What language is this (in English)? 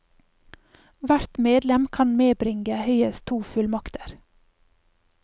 Norwegian